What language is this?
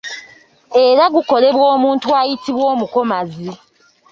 Ganda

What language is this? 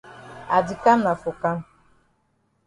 Cameroon Pidgin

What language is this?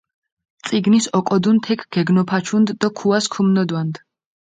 Mingrelian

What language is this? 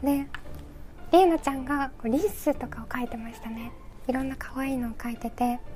Japanese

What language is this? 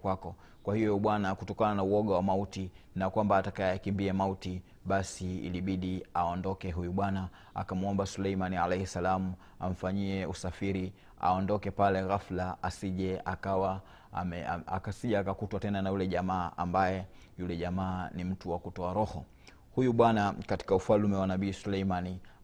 Swahili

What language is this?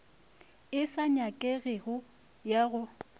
Northern Sotho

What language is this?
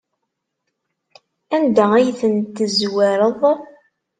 Kabyle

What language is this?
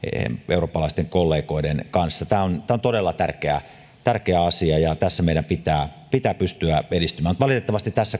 Finnish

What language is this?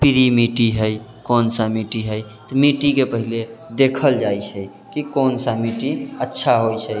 Maithili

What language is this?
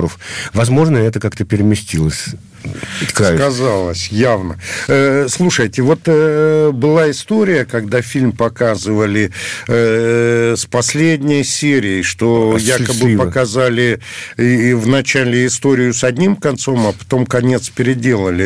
Russian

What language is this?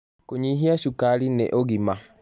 Kikuyu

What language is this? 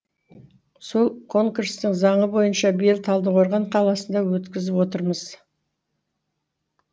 Kazakh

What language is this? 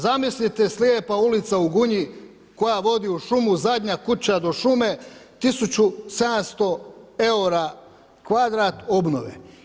Croatian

